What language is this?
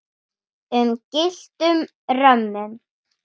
Icelandic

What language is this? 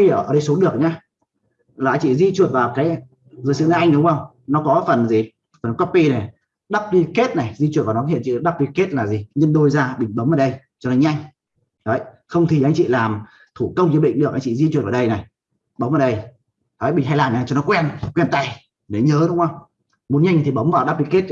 Vietnamese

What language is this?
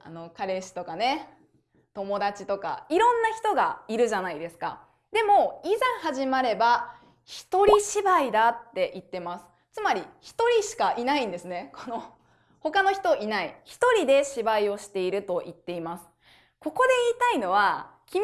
Japanese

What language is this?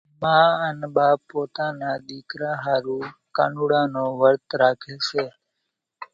Kachi Koli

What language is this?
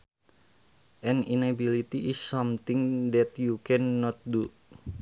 Sundanese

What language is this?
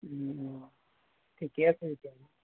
Assamese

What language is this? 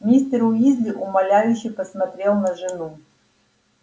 Russian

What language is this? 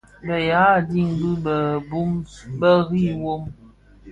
Bafia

